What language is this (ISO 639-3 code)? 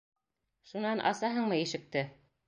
bak